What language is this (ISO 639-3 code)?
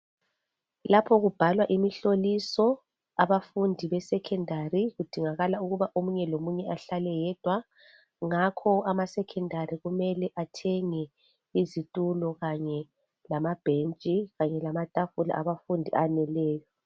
nde